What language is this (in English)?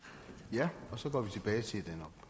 Danish